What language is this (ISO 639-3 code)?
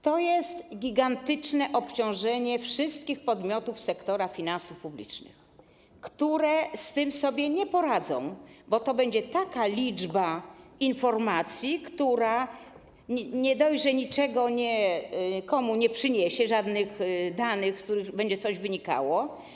pol